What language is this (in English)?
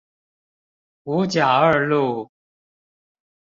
Chinese